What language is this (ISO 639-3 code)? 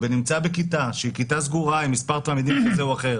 heb